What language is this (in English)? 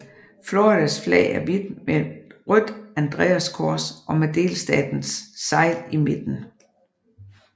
Danish